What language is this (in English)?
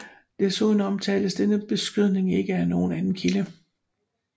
Danish